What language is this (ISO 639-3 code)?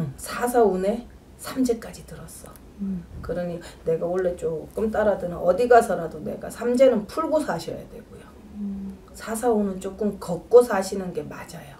kor